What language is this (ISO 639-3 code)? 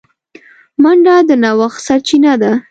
pus